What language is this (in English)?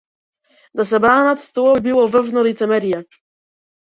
Macedonian